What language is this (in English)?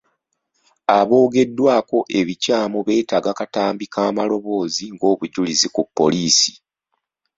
Ganda